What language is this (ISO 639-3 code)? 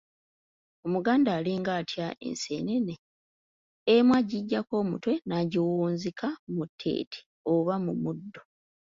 lug